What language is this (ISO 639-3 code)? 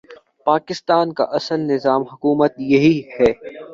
urd